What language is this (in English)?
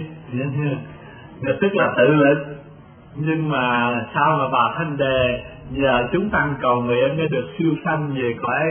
Vietnamese